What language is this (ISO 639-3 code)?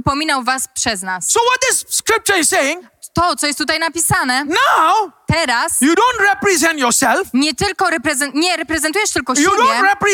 pol